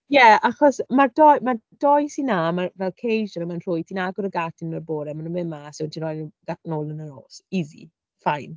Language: Welsh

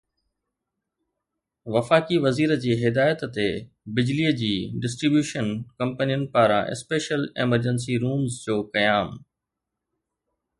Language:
Sindhi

